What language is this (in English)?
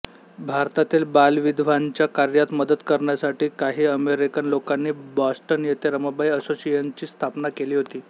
Marathi